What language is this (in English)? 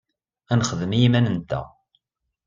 Kabyle